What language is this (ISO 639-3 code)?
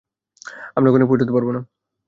ben